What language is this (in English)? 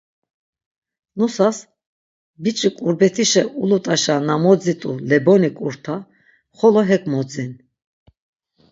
Laz